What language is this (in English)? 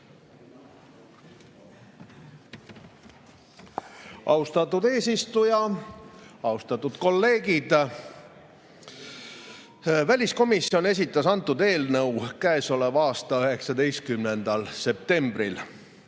Estonian